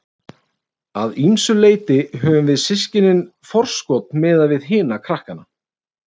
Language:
Icelandic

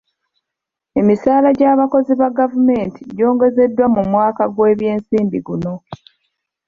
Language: Ganda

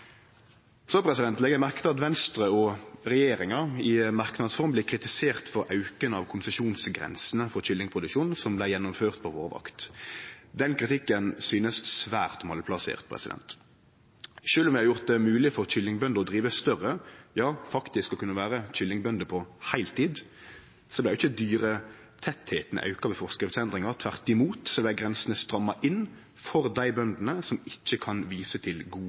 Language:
Norwegian Nynorsk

